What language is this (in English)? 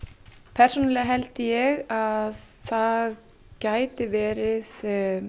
Icelandic